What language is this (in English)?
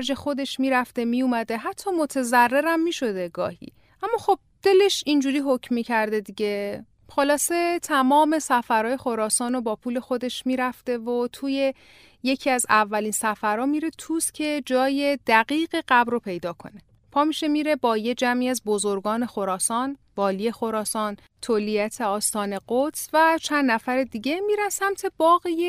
Persian